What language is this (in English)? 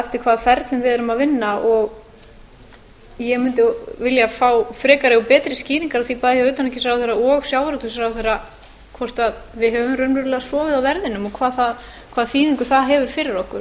Icelandic